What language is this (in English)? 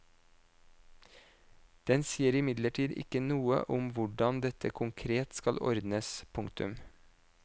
Norwegian